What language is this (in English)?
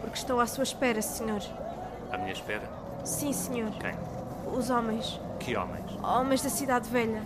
Portuguese